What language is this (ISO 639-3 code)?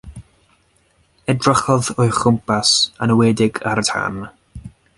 cym